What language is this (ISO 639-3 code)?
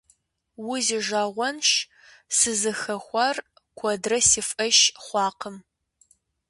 kbd